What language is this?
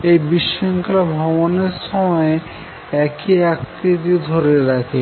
Bangla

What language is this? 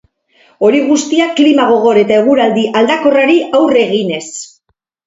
Basque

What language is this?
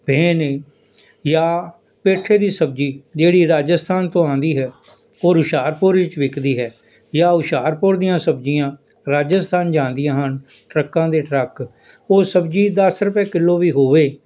Punjabi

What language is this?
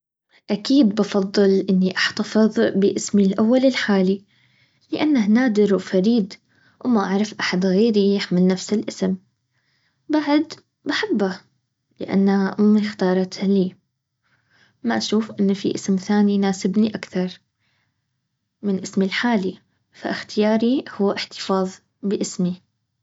Baharna Arabic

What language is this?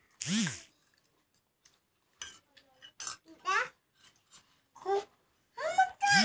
Bhojpuri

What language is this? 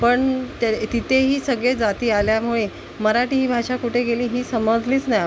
Marathi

